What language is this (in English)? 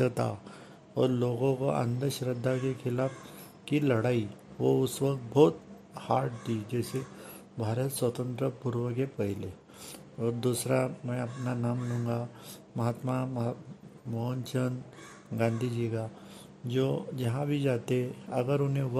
Hindi